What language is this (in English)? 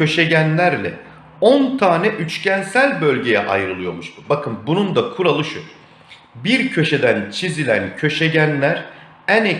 Turkish